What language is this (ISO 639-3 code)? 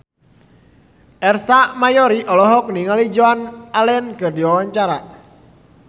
sun